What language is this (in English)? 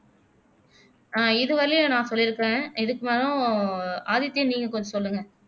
Tamil